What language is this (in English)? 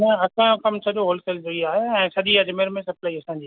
Sindhi